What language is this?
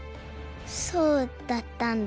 Japanese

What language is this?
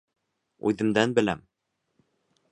Bashkir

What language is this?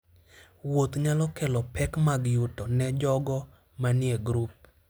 Luo (Kenya and Tanzania)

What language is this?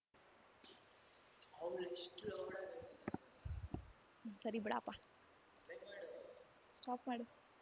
Kannada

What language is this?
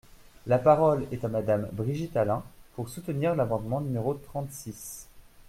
French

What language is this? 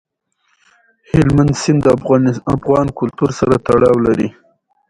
Pashto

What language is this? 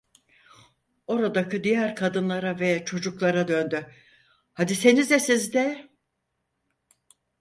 Turkish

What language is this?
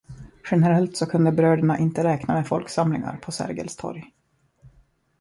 Swedish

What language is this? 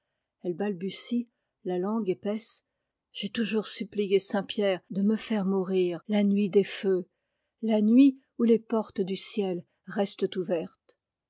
French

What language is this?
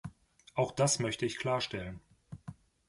German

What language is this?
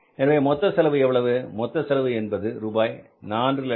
Tamil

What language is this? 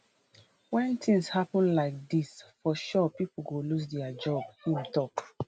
Nigerian Pidgin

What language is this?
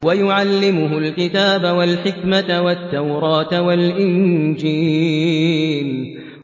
Arabic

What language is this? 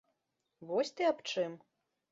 Belarusian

